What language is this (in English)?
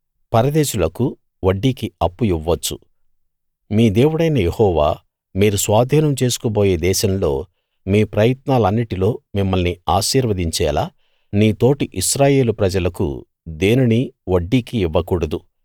Telugu